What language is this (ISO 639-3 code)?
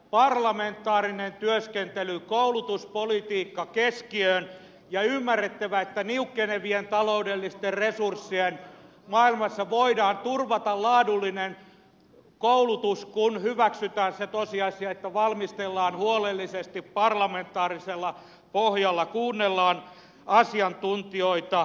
fin